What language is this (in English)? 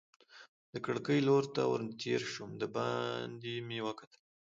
Pashto